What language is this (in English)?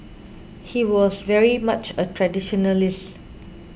English